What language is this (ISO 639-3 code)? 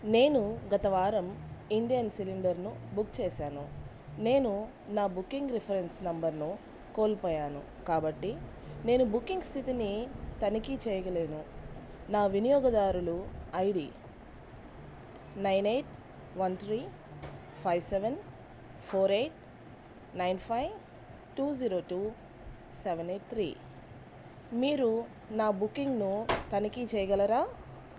tel